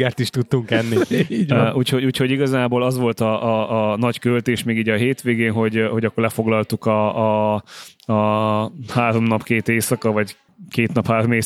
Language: Hungarian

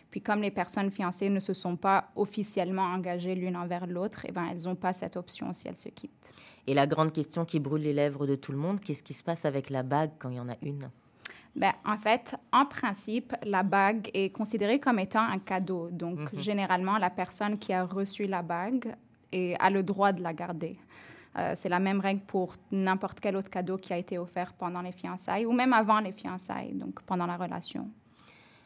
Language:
French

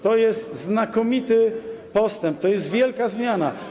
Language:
Polish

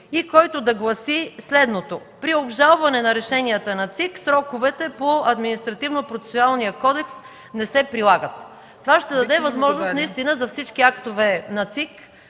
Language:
Bulgarian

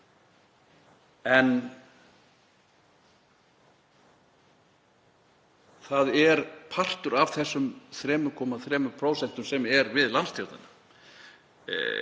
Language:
Icelandic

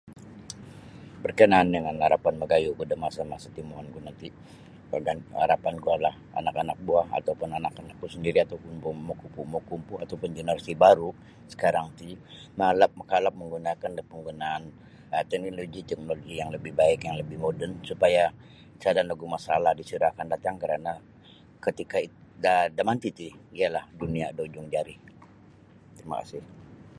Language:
Sabah Bisaya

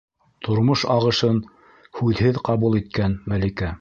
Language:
Bashkir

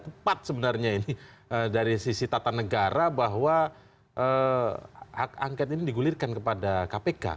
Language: Indonesian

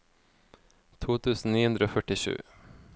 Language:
Norwegian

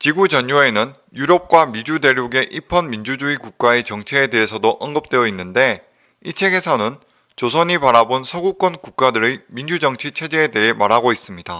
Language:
Korean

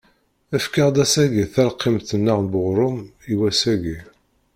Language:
Kabyle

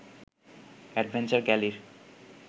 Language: Bangla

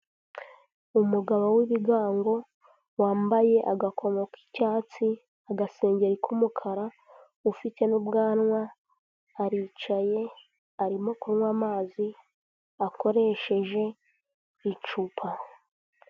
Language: Kinyarwanda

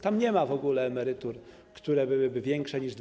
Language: Polish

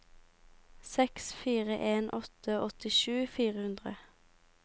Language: Norwegian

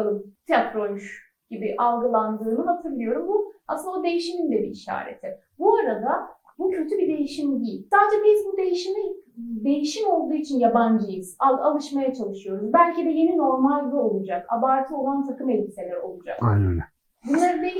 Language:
Turkish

